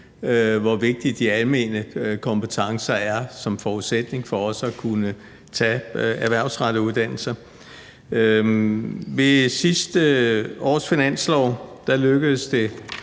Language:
Danish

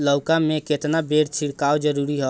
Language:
Bhojpuri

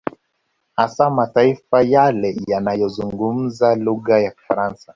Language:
Swahili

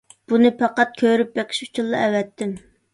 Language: Uyghur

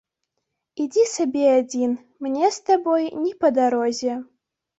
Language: Belarusian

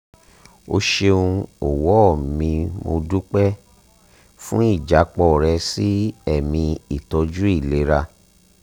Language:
Yoruba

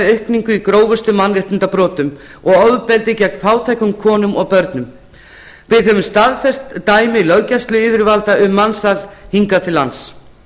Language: Icelandic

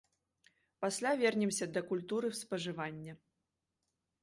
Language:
Belarusian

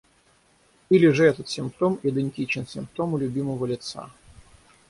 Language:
Russian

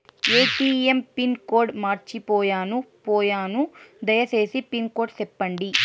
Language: Telugu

